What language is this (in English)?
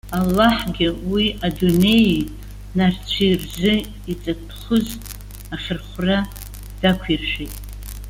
Abkhazian